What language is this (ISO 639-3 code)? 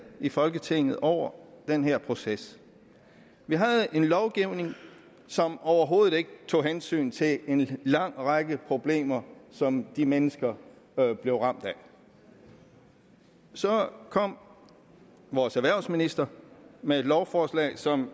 dan